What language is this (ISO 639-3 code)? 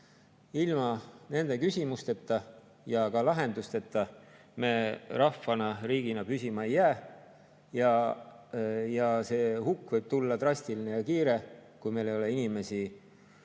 est